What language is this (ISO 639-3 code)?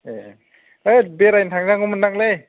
brx